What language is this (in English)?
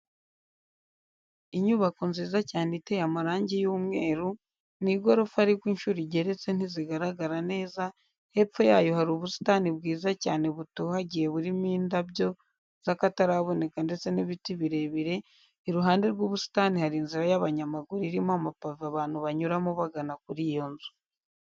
Kinyarwanda